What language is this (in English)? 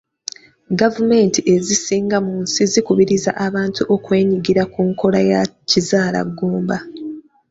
Ganda